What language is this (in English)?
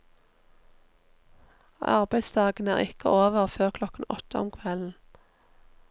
Norwegian